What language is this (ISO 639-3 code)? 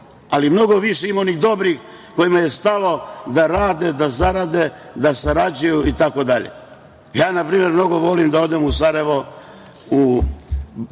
srp